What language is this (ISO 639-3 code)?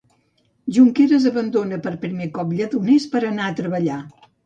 cat